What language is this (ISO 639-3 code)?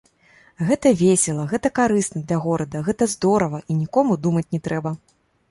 bel